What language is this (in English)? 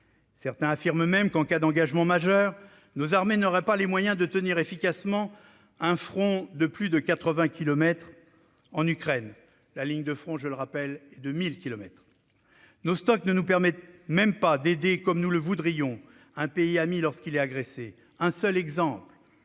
French